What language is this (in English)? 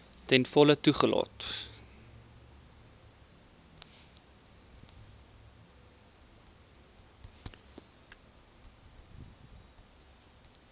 Afrikaans